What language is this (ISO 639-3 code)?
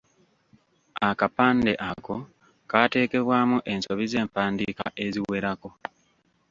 lug